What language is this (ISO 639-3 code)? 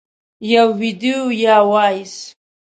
pus